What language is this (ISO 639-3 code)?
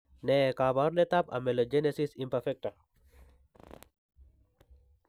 kln